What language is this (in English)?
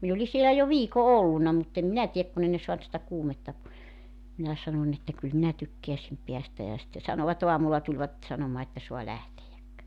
Finnish